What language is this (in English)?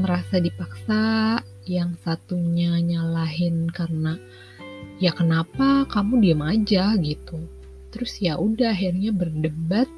Indonesian